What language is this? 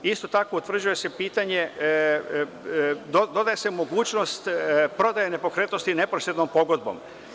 Serbian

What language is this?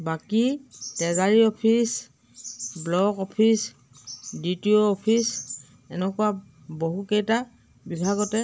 Assamese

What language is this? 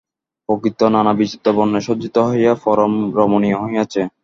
Bangla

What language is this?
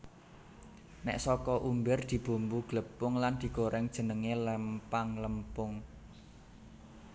Javanese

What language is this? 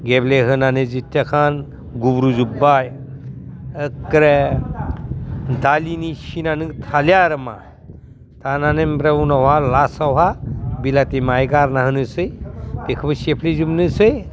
Bodo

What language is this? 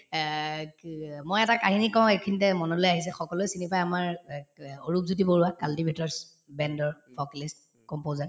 Assamese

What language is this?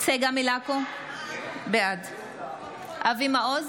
Hebrew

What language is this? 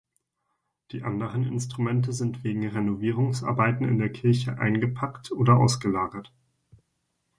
German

